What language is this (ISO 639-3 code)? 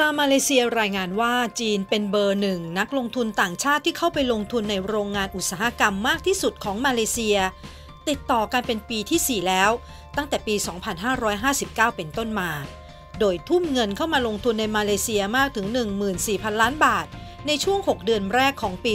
tha